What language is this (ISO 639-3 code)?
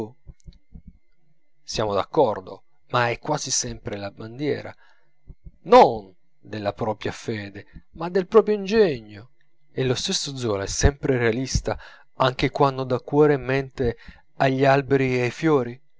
ita